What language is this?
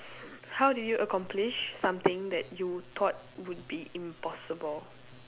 English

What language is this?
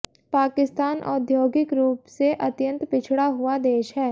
Hindi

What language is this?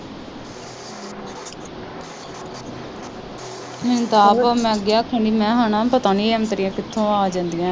Punjabi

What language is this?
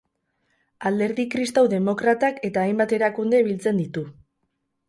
Basque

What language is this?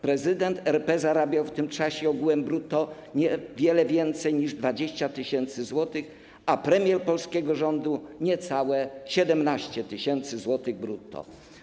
Polish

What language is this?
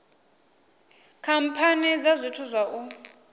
Venda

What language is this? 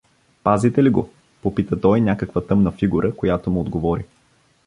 Bulgarian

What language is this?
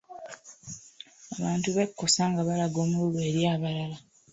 Ganda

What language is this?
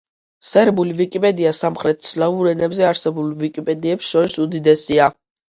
Georgian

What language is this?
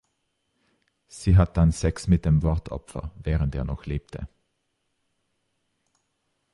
German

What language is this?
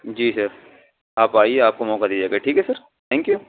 Urdu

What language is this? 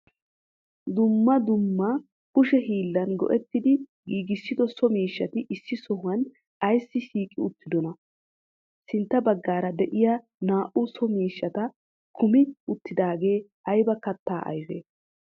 Wolaytta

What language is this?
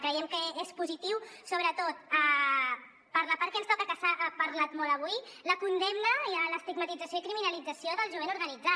Catalan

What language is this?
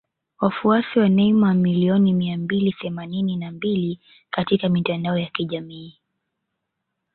Swahili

